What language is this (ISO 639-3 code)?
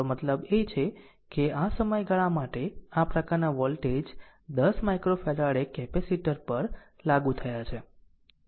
guj